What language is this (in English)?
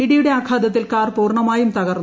Malayalam